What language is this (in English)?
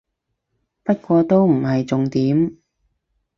Cantonese